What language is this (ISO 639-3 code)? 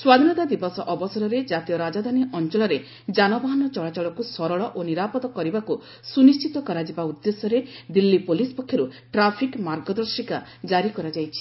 ori